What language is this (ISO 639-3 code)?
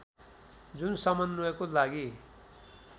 nep